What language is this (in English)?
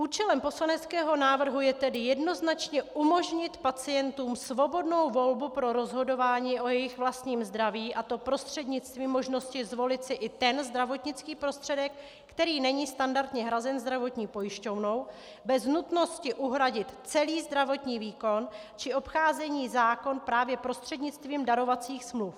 Czech